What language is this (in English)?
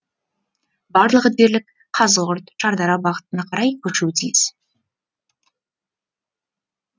Kazakh